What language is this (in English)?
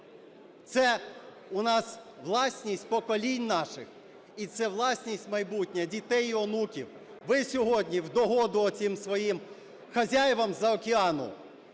Ukrainian